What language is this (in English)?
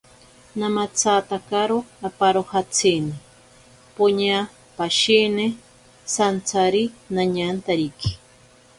Ashéninka Perené